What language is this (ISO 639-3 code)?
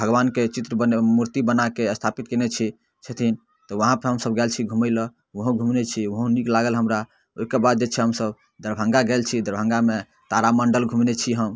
mai